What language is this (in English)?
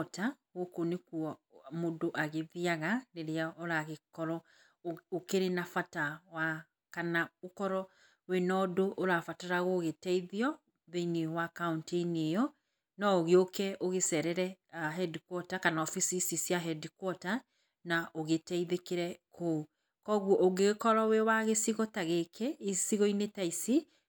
Kikuyu